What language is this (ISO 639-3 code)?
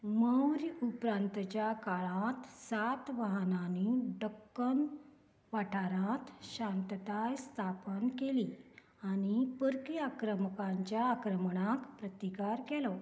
kok